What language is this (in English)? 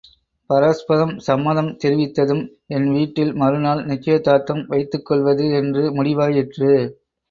Tamil